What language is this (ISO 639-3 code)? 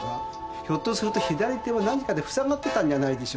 jpn